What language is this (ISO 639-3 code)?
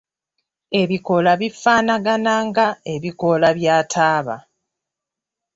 lug